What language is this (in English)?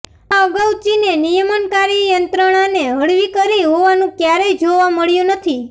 Gujarati